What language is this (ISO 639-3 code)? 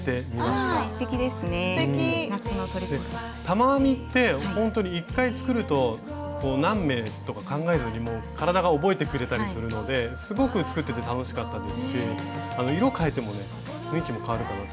jpn